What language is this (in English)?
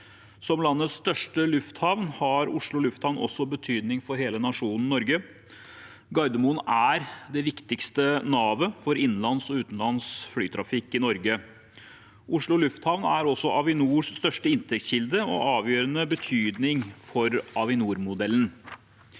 Norwegian